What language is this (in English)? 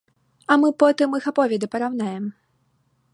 Belarusian